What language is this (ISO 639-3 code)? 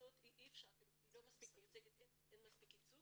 heb